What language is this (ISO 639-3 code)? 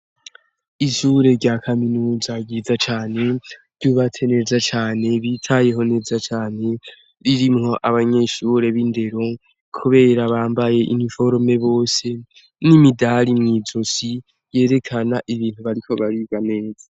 run